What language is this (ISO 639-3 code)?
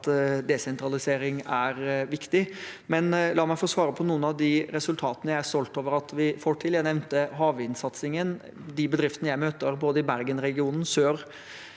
nor